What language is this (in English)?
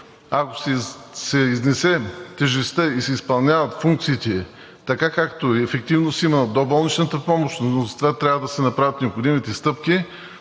Bulgarian